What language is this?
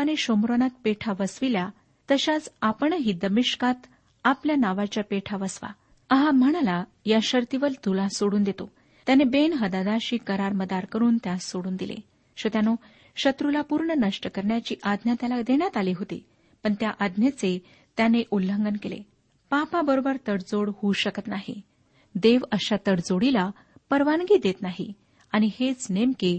Marathi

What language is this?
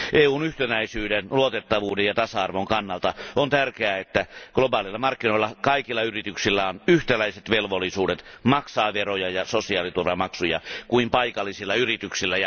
Finnish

